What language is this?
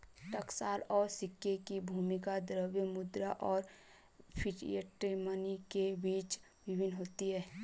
Hindi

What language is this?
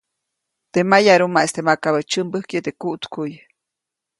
Copainalá Zoque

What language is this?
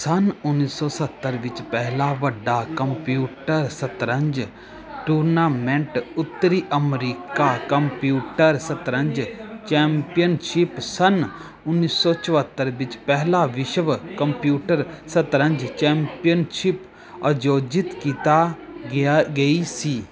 Punjabi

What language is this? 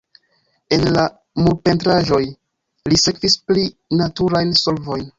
Esperanto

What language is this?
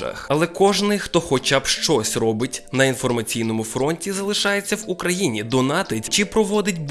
Ukrainian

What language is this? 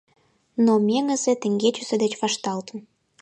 Mari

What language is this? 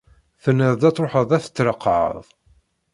Kabyle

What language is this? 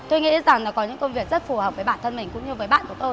Vietnamese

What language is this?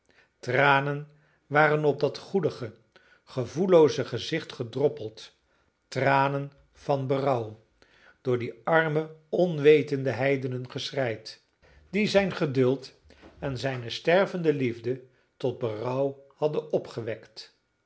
Dutch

